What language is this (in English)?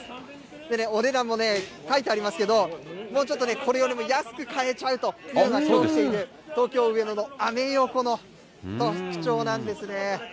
Japanese